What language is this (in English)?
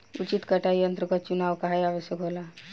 Bhojpuri